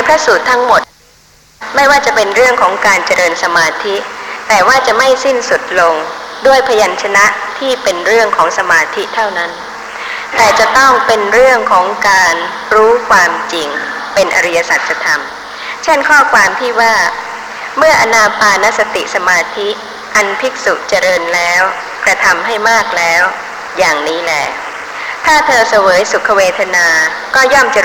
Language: Thai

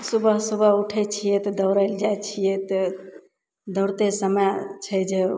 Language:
Maithili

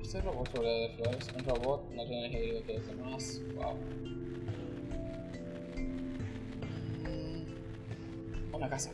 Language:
Spanish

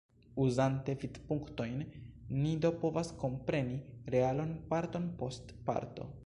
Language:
Esperanto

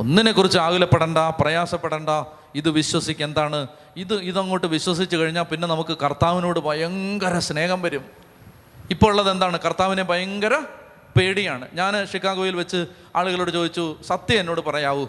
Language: Malayalam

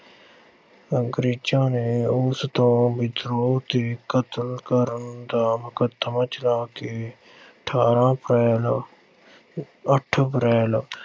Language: Punjabi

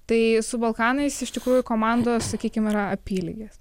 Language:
Lithuanian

